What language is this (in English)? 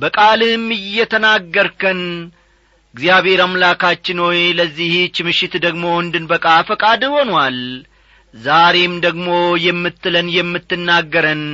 Amharic